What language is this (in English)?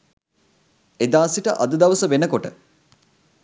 Sinhala